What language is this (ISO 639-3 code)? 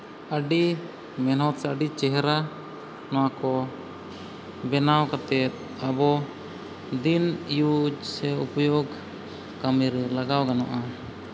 sat